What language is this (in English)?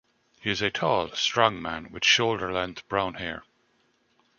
English